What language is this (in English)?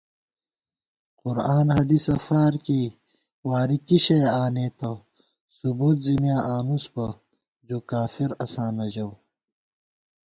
Gawar-Bati